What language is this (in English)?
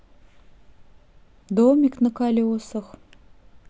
Russian